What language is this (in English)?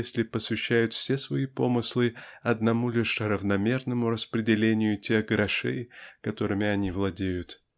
Russian